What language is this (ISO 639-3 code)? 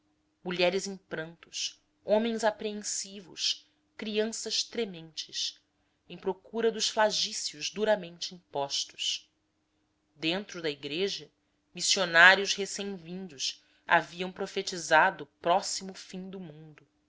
por